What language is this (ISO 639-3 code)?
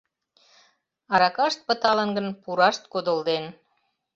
chm